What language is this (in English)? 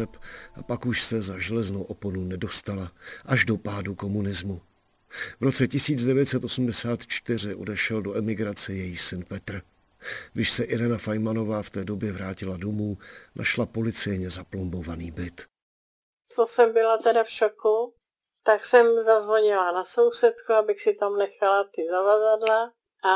Czech